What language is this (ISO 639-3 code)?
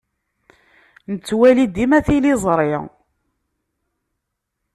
kab